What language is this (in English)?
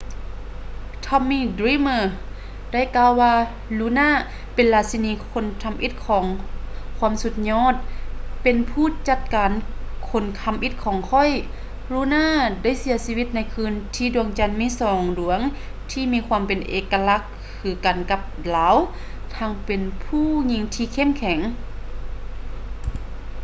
Lao